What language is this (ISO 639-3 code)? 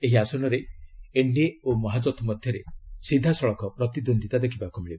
ori